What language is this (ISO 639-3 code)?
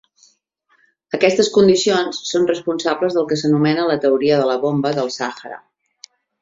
cat